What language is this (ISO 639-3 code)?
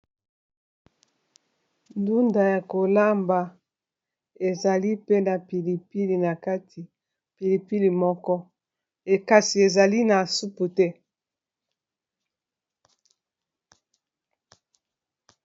lin